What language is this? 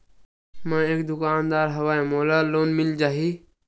Chhattisgarhi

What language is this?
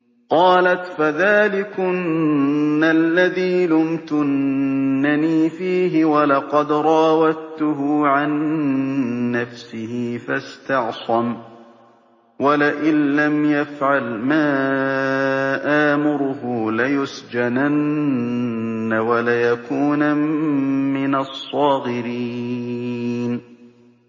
Arabic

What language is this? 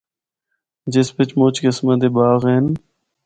Northern Hindko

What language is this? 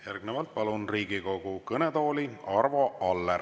Estonian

